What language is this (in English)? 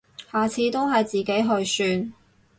Cantonese